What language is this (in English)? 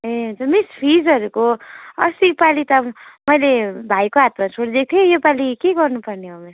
Nepali